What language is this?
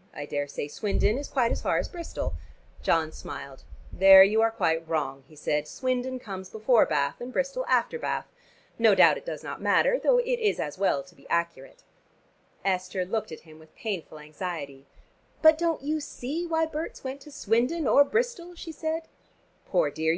English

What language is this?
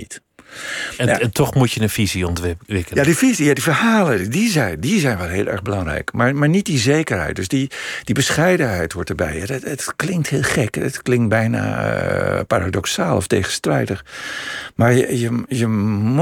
Dutch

